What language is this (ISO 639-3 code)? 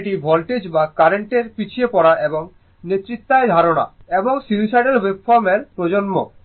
ben